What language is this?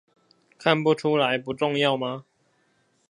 Chinese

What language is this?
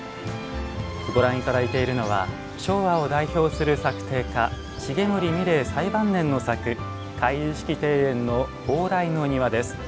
Japanese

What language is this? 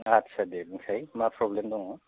Bodo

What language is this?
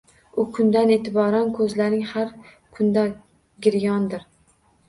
Uzbek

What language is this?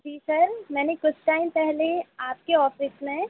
Hindi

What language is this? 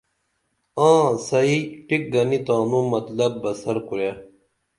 Dameli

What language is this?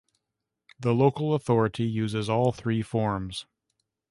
English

